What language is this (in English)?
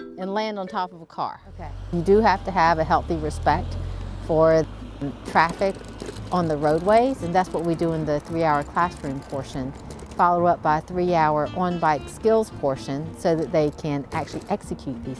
English